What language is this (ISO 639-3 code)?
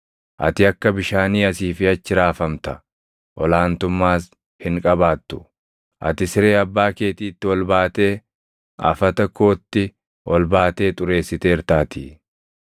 orm